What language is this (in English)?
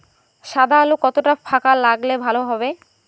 Bangla